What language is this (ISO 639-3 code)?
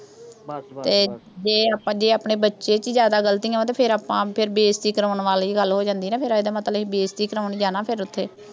pan